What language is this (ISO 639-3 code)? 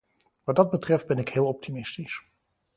nld